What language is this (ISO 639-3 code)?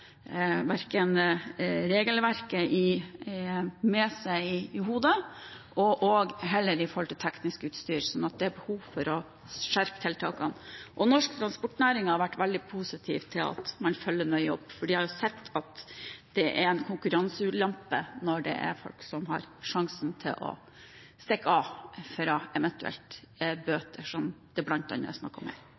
nob